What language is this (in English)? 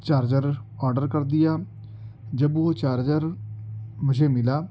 Urdu